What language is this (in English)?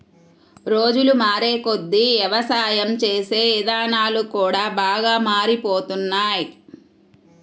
Telugu